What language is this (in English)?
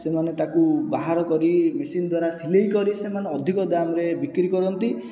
Odia